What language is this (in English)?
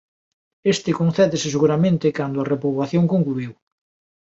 Galician